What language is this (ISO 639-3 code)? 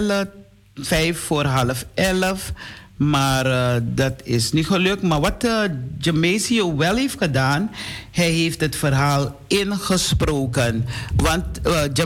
nld